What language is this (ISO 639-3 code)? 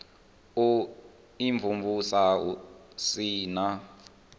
ven